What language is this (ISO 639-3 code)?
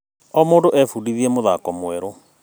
kik